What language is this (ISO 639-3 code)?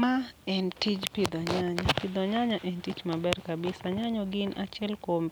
luo